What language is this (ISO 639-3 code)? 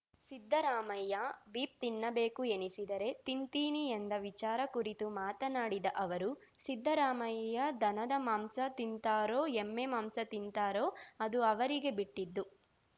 kan